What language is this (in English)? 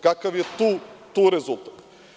Serbian